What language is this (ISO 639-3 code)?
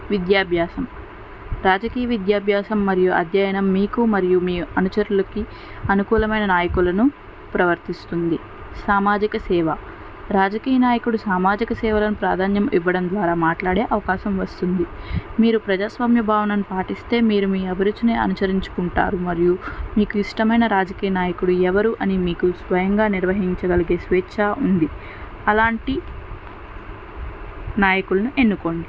tel